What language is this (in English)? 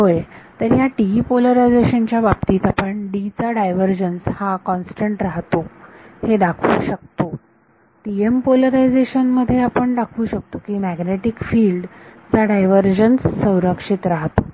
Marathi